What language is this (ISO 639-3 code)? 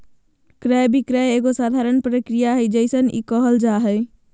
mag